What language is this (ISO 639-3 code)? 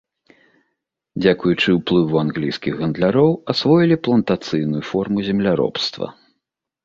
bel